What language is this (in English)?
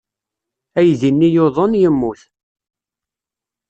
Kabyle